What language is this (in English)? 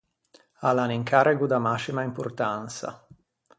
Ligurian